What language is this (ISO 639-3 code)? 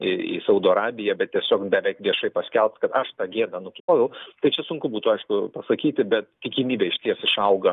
lit